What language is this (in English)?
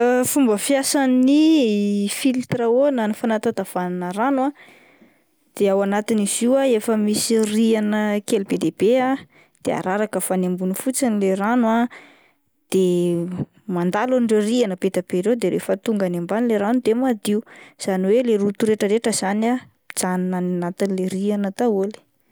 Malagasy